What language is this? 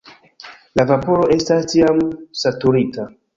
Esperanto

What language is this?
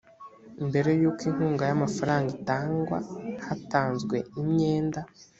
Kinyarwanda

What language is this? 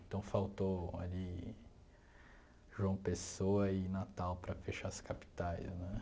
Portuguese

